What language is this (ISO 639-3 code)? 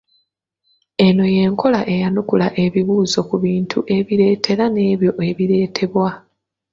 lug